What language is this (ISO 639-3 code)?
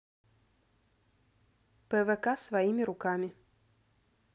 rus